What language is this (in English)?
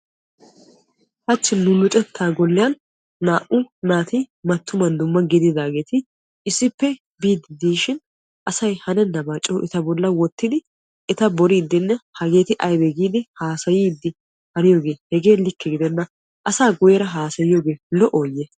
Wolaytta